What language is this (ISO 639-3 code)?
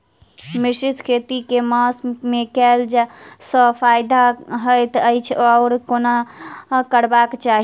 mai